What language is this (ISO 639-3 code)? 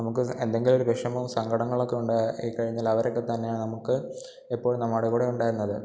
mal